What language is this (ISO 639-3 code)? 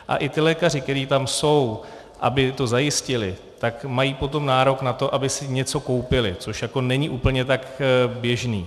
ces